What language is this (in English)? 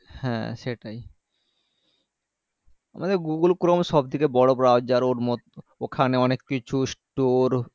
Bangla